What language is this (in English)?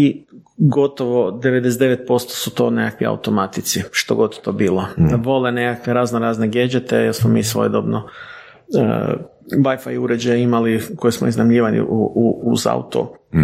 Croatian